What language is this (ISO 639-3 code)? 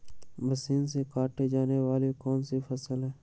mag